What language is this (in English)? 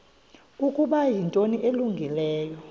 Xhosa